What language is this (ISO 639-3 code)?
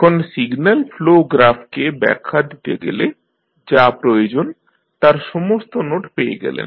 ben